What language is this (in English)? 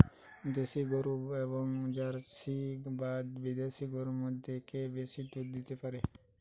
Bangla